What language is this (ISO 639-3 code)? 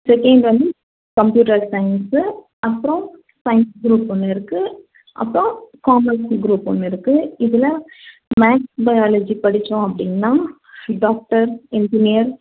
tam